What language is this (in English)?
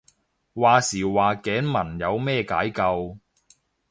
Cantonese